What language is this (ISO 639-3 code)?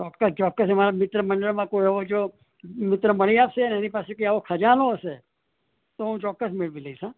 guj